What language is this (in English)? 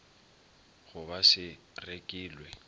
Northern Sotho